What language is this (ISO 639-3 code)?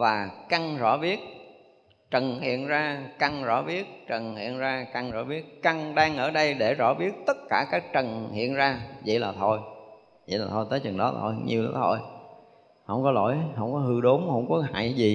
vie